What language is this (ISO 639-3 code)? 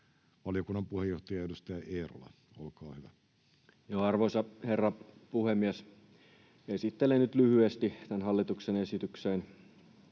fin